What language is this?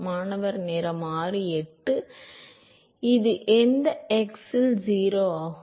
Tamil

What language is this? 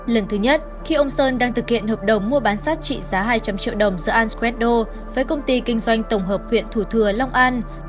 Vietnamese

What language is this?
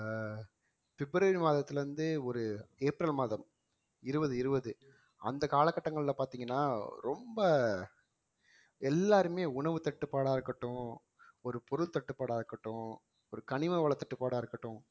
Tamil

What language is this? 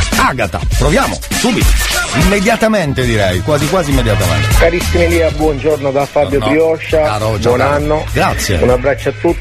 Italian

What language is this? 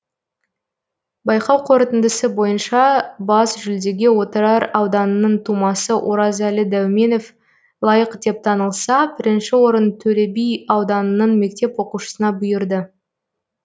Kazakh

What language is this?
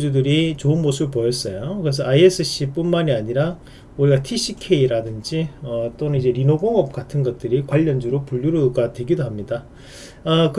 Korean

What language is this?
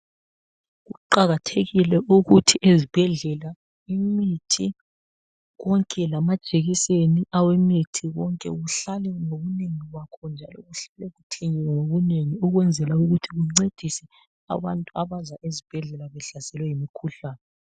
North Ndebele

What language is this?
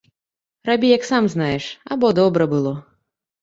Belarusian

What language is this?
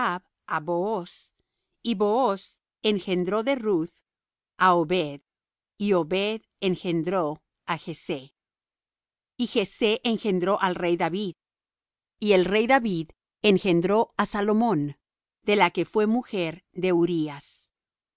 Spanish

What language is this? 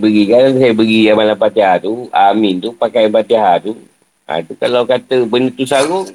Malay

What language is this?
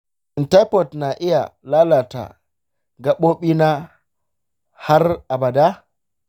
Hausa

